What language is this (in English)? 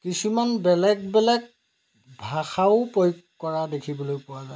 Assamese